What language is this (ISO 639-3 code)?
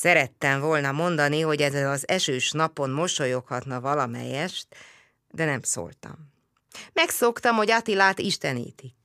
hun